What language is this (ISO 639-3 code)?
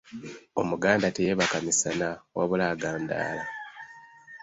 lug